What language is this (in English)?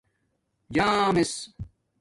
Domaaki